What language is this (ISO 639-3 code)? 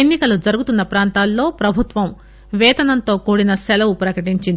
tel